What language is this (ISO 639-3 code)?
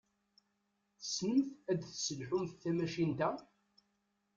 kab